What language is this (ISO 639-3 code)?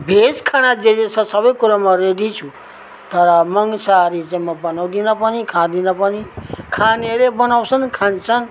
nep